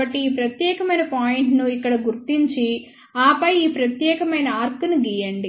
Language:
Telugu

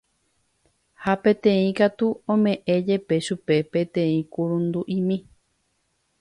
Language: Guarani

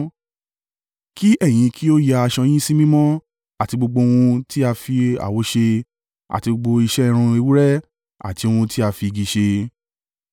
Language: Yoruba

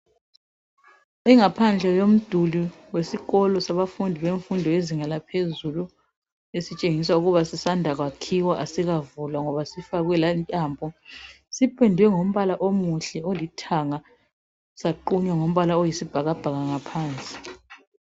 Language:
North Ndebele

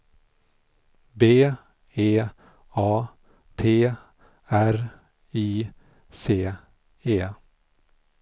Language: Swedish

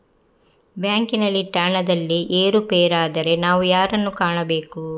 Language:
Kannada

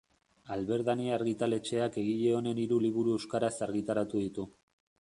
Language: Basque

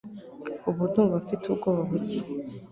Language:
Kinyarwanda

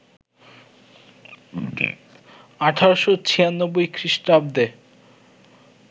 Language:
Bangla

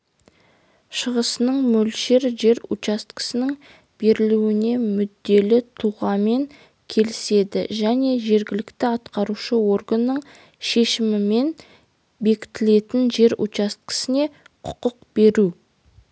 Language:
Kazakh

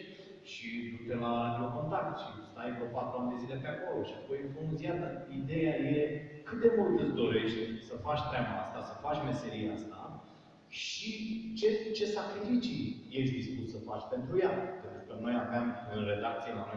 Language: Romanian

